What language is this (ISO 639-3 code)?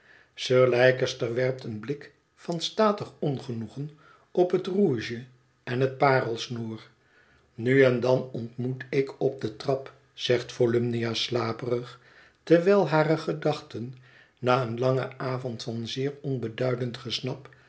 nld